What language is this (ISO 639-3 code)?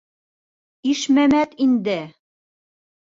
bak